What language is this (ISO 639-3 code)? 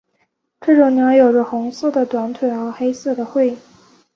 zho